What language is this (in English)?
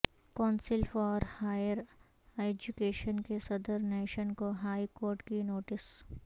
Urdu